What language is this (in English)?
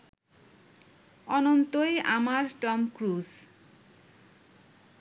Bangla